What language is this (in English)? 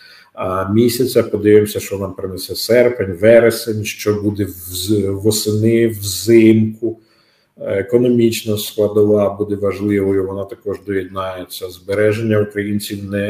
Ukrainian